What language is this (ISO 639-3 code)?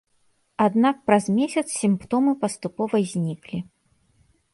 bel